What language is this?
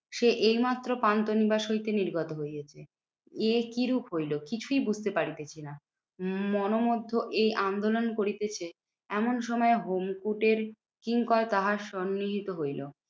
Bangla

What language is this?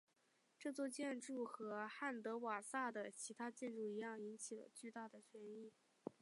Chinese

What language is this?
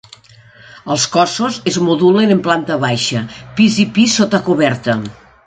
Catalan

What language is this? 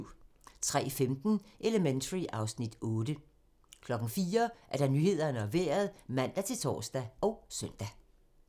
Danish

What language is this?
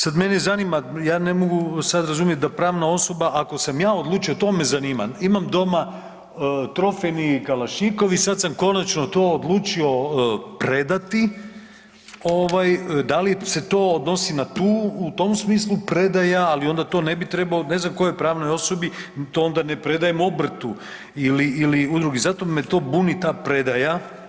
Croatian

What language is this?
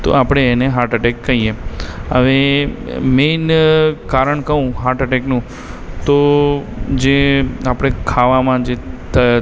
Gujarati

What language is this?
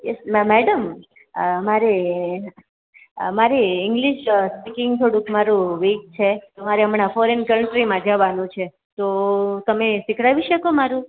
Gujarati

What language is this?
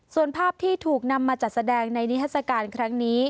Thai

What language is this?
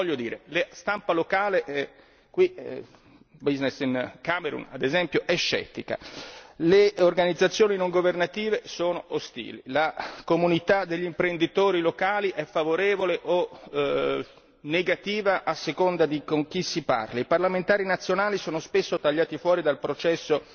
Italian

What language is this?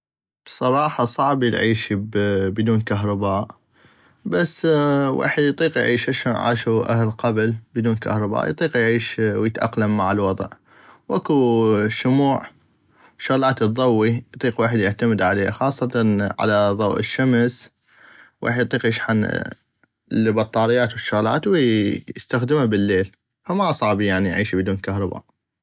North Mesopotamian Arabic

